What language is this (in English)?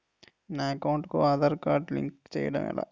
Telugu